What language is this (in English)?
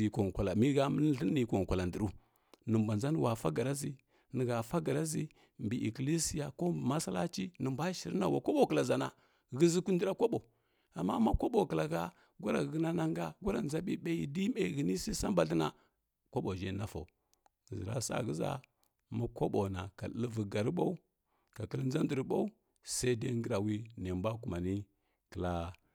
Kirya-Konzəl